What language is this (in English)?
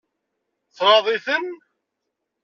Kabyle